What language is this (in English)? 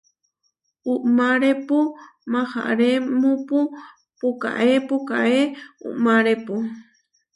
Huarijio